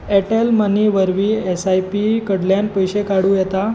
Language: Konkani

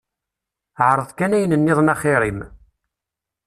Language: Kabyle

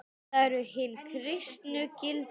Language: Icelandic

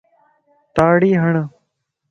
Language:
Lasi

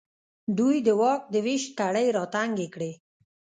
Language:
Pashto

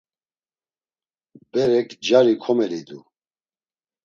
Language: Laz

